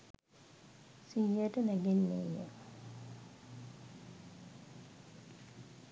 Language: Sinhala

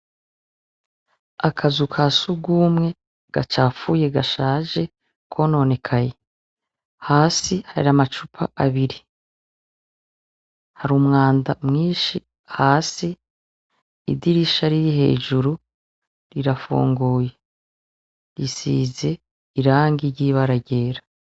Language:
Rundi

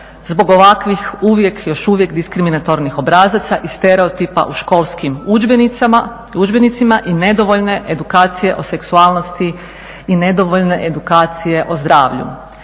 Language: Croatian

